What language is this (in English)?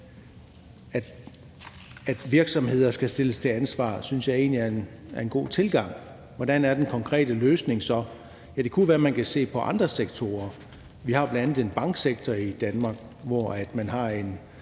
Danish